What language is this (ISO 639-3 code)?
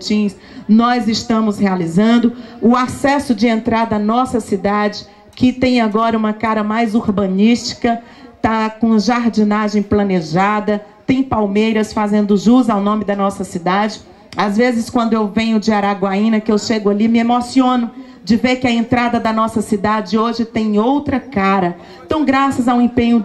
por